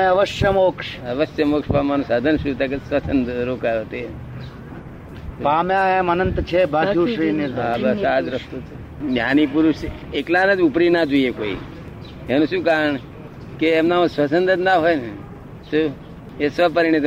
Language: Gujarati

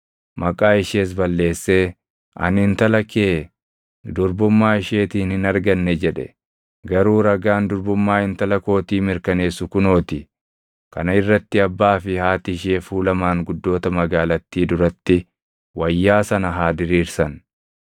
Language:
Oromo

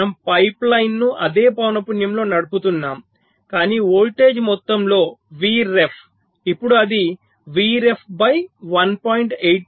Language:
Telugu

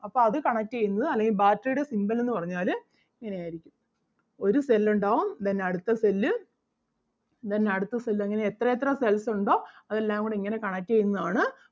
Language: Malayalam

